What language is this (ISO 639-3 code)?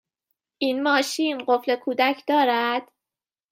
fas